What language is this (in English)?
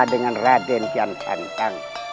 Indonesian